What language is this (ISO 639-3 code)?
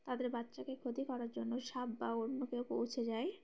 ben